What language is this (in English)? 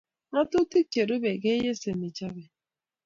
Kalenjin